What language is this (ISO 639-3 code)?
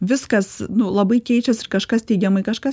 lit